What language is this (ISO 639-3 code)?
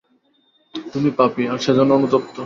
ben